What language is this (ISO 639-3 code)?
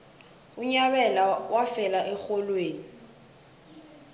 nbl